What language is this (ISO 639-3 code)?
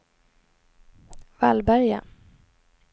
swe